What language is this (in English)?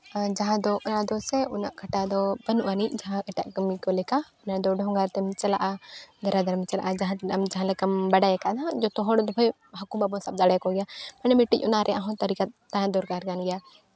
Santali